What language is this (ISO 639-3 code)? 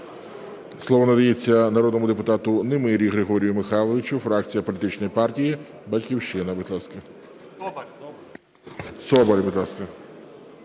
ukr